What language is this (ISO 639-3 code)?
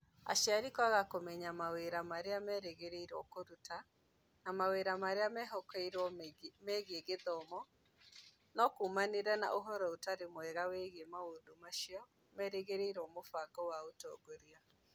kik